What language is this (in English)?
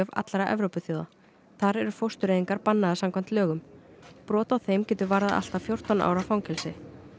Icelandic